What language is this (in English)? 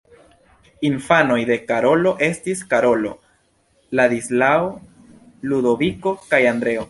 Esperanto